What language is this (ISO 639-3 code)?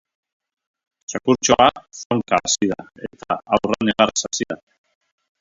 eus